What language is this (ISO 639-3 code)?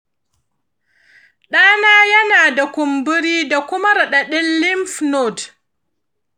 hau